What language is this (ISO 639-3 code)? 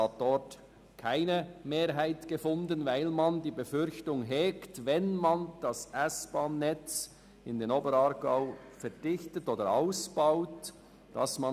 gsw